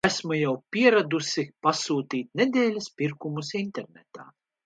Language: Latvian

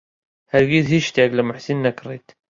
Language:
Central Kurdish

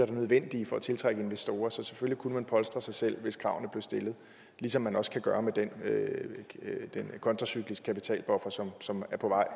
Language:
Danish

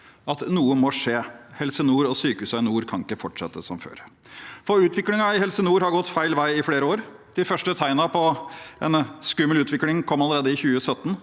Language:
Norwegian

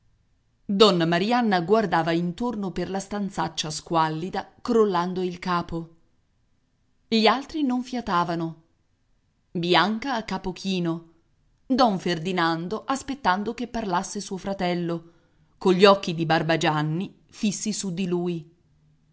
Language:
Italian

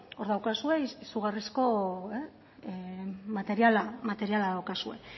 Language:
Basque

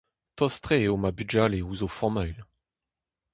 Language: Breton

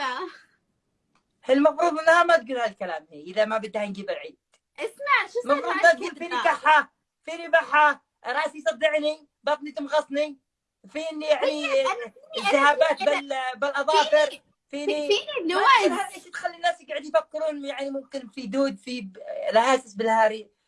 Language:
Arabic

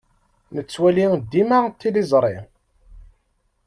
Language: Kabyle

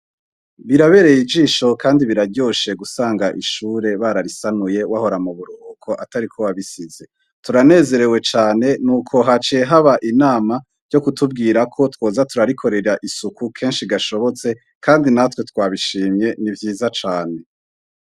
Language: Rundi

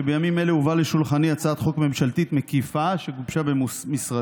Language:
Hebrew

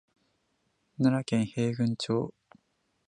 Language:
Japanese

